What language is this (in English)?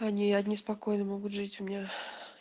Russian